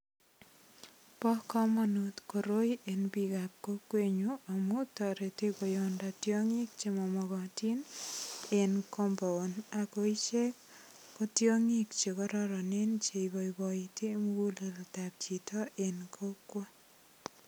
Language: Kalenjin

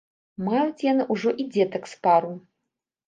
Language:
Belarusian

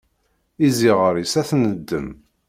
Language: Kabyle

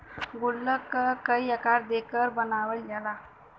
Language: Bhojpuri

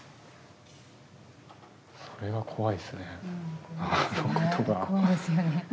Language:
Japanese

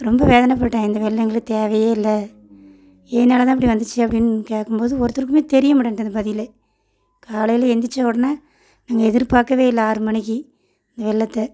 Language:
Tamil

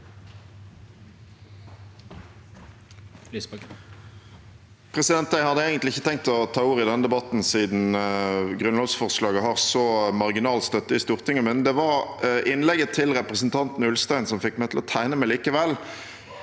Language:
Norwegian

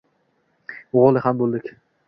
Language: Uzbek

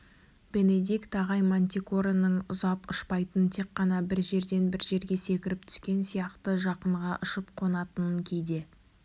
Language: Kazakh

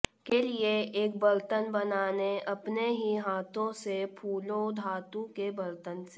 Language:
Hindi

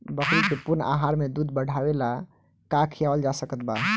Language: Bhojpuri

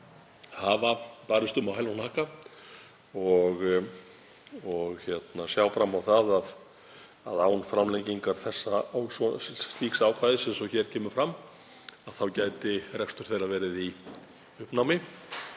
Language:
Icelandic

